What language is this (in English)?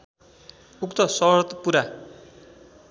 Nepali